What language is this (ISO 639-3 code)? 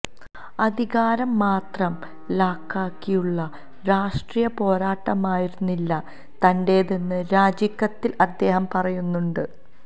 mal